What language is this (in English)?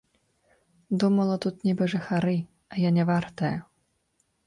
Belarusian